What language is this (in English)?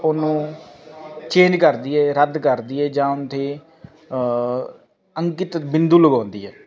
Punjabi